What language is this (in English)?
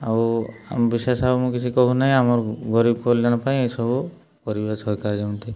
Odia